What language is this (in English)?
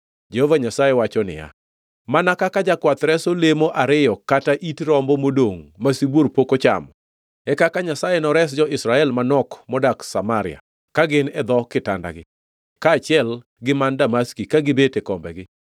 Luo (Kenya and Tanzania)